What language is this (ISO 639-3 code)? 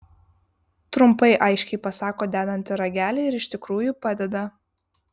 lit